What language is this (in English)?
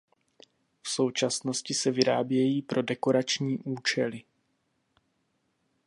Czech